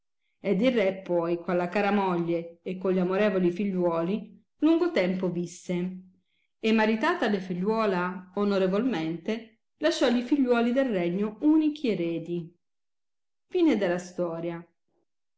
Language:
Italian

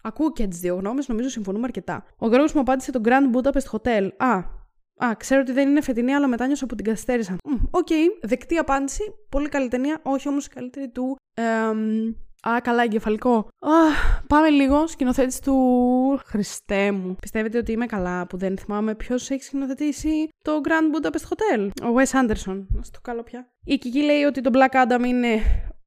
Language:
Greek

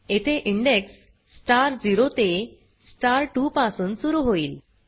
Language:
Marathi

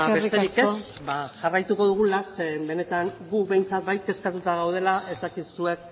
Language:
Basque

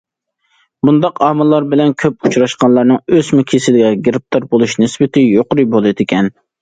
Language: Uyghur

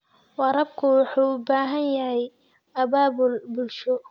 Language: Somali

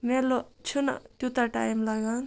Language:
Kashmiri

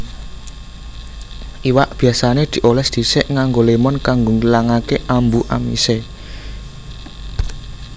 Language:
Javanese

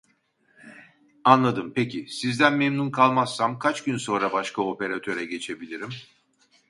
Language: Turkish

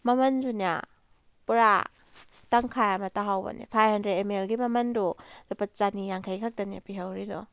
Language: Manipuri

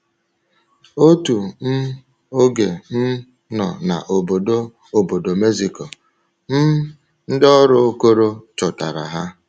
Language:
Igbo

